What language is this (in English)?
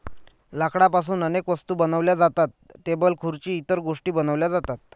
Marathi